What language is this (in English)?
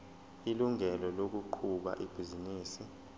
Zulu